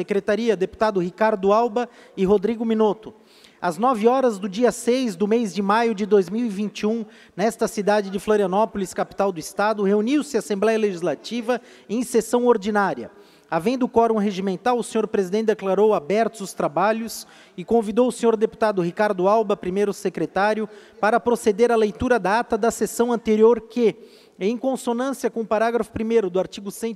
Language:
Portuguese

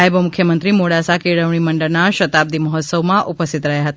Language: Gujarati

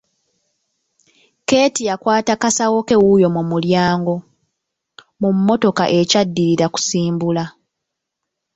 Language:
Ganda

